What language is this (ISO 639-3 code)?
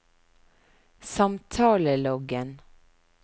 nor